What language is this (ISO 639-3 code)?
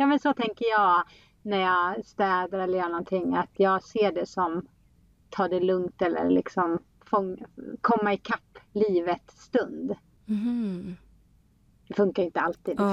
swe